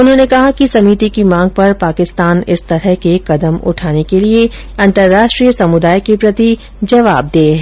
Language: Hindi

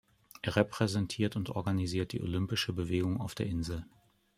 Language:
German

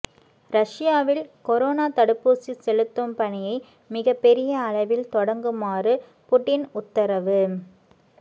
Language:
Tamil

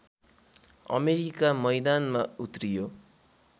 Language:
Nepali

